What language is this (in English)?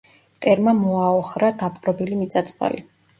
Georgian